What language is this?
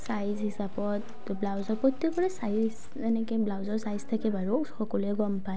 Assamese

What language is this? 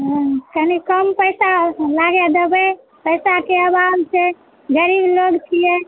Maithili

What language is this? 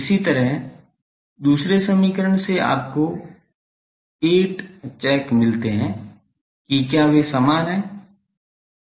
Hindi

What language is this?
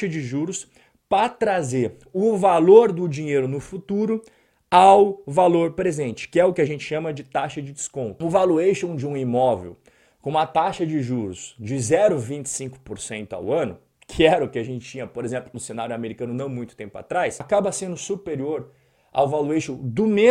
Portuguese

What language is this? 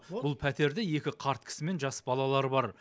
Kazakh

